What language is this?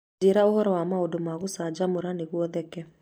Kikuyu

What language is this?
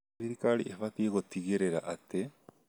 Kikuyu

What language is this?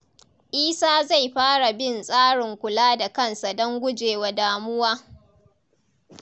Hausa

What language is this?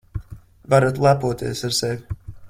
Latvian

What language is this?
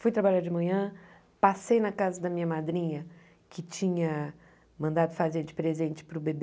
Portuguese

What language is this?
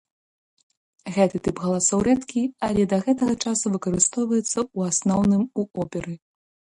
Belarusian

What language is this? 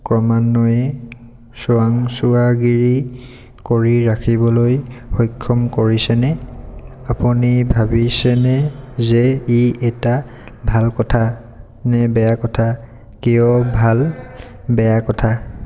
Assamese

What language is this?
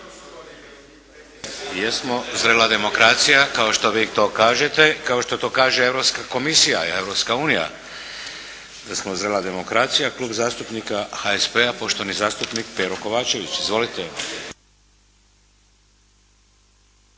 Croatian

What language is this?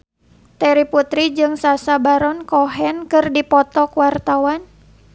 Sundanese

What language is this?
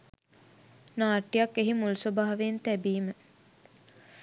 Sinhala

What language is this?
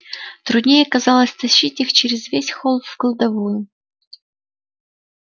Russian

